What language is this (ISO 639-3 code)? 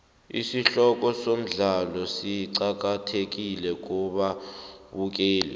nbl